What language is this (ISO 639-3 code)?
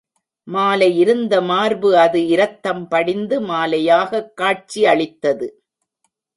tam